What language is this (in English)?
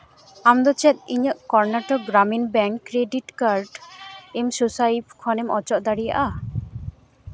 Santali